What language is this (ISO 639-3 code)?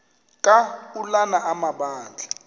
xho